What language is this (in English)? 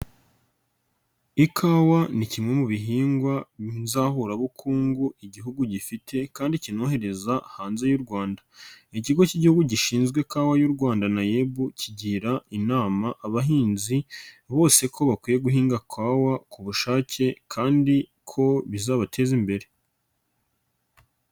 Kinyarwanda